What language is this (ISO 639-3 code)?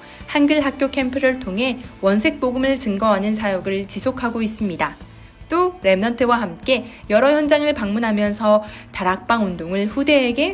kor